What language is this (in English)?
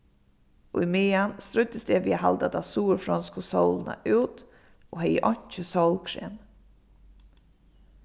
Faroese